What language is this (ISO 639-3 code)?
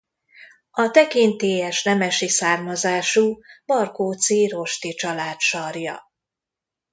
hun